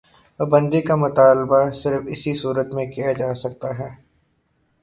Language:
Urdu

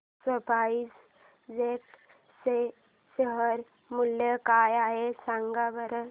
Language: Marathi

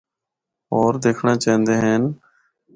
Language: Northern Hindko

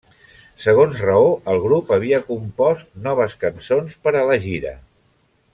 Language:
Catalan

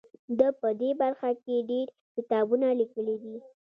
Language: Pashto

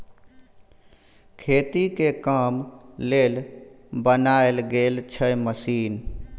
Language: Maithili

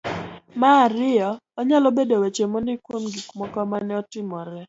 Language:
Luo (Kenya and Tanzania)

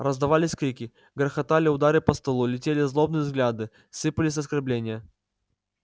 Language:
Russian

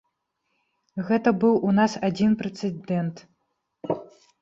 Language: Belarusian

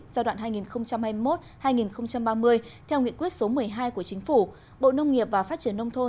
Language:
Vietnamese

